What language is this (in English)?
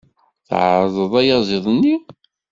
Kabyle